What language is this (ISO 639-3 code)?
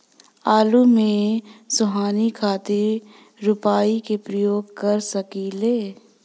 bho